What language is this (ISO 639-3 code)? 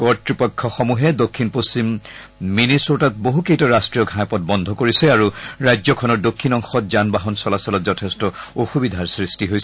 asm